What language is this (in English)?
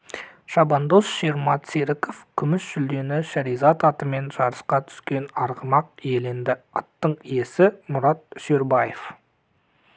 Kazakh